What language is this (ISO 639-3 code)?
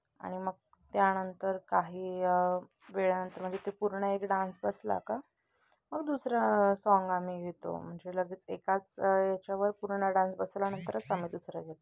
mar